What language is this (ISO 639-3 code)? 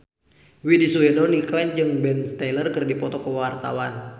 sun